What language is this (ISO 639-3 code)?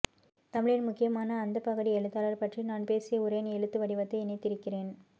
tam